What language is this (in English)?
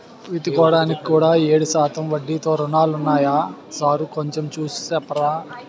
Telugu